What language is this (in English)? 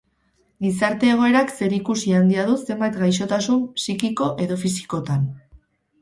Basque